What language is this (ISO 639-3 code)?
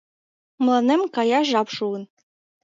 chm